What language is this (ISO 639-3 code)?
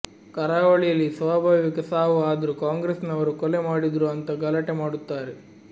kan